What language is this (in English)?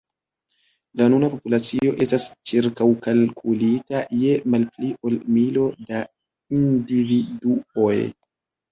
Esperanto